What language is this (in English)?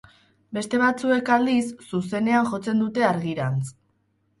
Basque